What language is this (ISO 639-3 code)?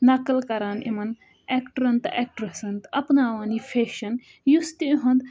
kas